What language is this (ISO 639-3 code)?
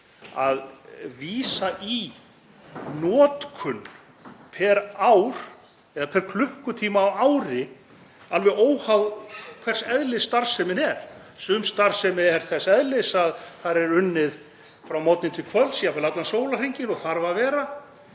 isl